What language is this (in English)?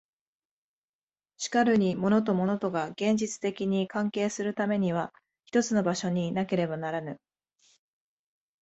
Japanese